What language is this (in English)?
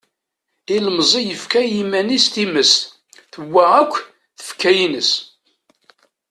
Kabyle